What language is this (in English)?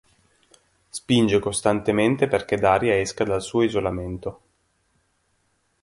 Italian